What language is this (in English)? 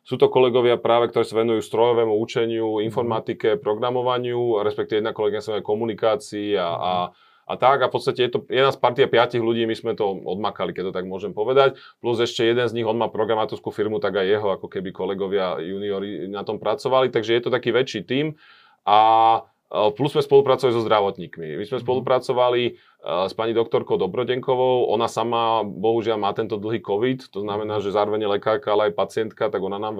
Slovak